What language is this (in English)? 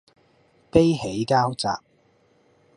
Cantonese